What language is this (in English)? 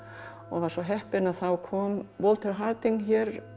Icelandic